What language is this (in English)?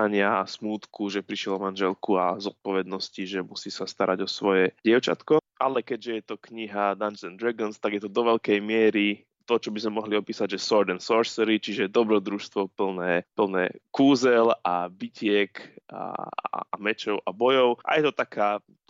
Slovak